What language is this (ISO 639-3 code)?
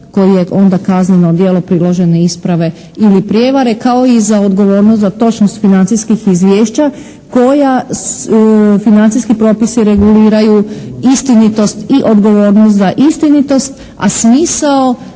hrv